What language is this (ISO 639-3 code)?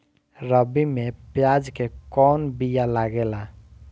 bho